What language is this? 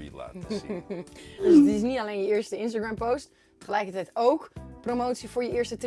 Dutch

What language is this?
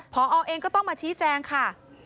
Thai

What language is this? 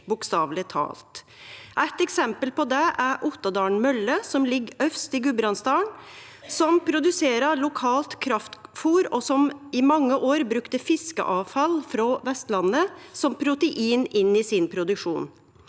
Norwegian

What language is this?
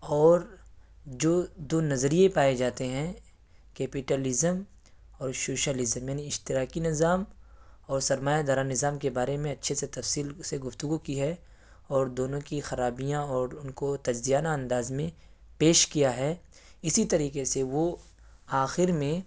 Urdu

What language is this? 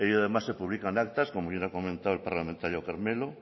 Spanish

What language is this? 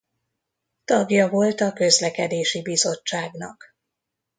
Hungarian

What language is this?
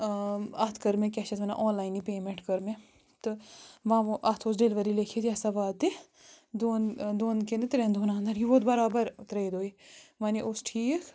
Kashmiri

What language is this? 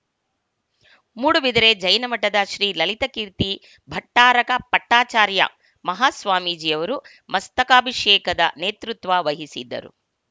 Kannada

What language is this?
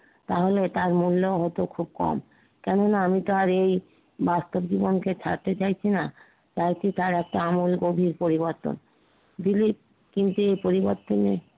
Bangla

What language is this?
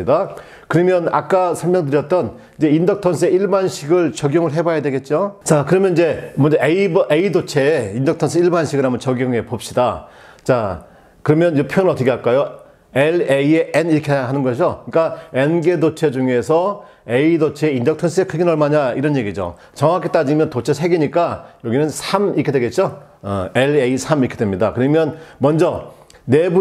Korean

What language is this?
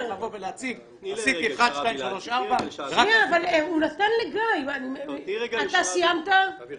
Hebrew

